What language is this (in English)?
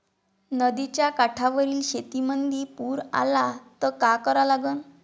Marathi